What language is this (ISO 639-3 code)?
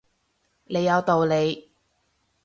yue